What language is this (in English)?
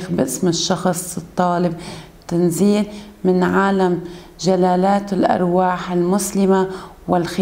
Arabic